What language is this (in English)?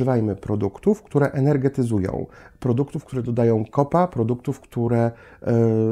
Polish